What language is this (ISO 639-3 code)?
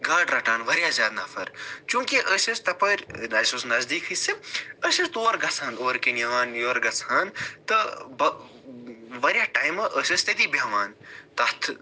kas